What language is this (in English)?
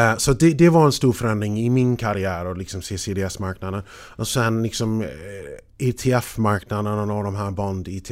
Swedish